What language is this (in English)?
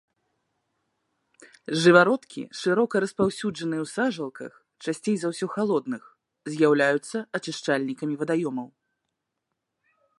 Belarusian